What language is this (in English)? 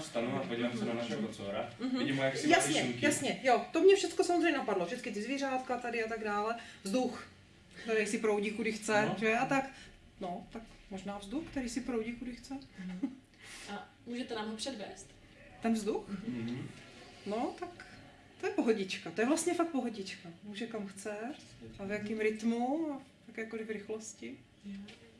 Czech